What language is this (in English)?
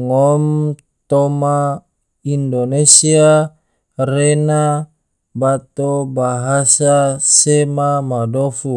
Tidore